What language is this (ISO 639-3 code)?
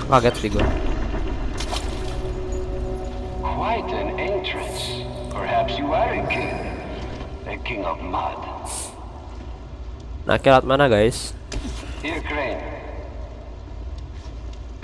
ind